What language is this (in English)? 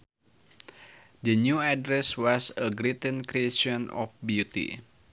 Sundanese